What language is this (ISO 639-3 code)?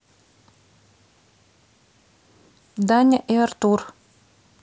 rus